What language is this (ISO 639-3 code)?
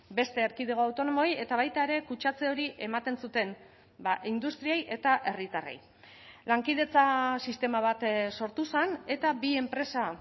eus